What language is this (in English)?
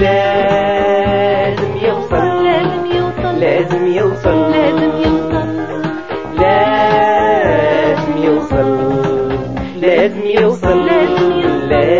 Indonesian